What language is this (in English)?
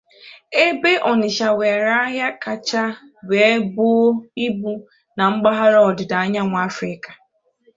Igbo